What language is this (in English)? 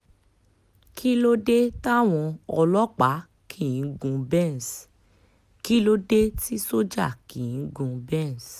Yoruba